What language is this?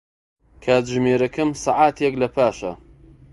Central Kurdish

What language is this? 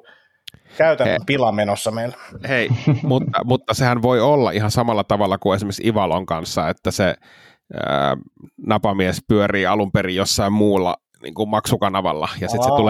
Finnish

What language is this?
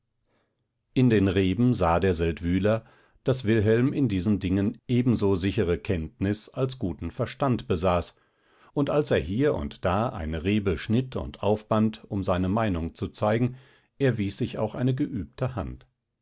German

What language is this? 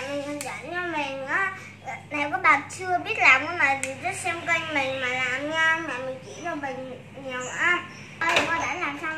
Vietnamese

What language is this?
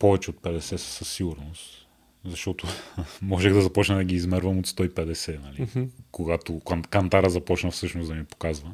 Bulgarian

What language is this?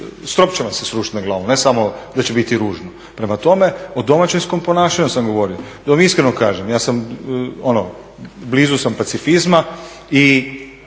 Croatian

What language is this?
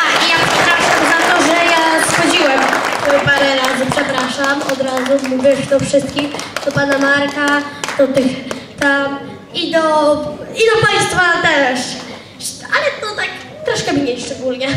Polish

